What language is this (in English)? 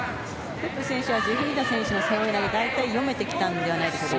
Japanese